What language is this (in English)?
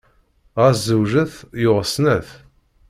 Kabyle